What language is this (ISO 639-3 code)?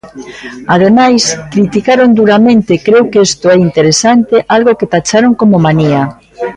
glg